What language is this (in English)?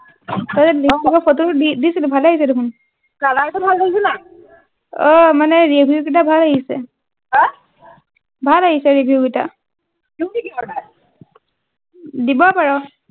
Assamese